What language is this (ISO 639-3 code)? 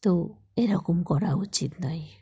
ben